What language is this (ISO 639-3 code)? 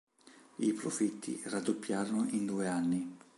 ita